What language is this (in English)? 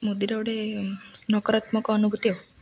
Odia